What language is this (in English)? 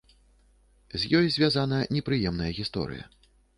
Belarusian